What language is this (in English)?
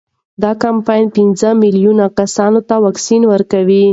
Pashto